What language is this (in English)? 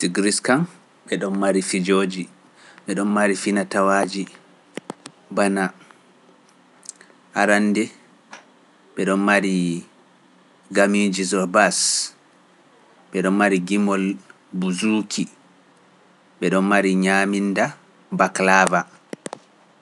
Pular